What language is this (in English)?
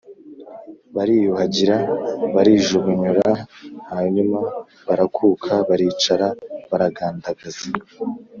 Kinyarwanda